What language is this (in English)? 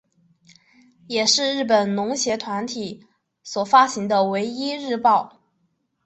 Chinese